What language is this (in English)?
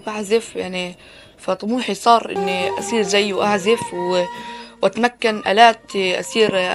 Arabic